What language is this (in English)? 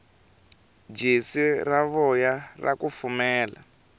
Tsonga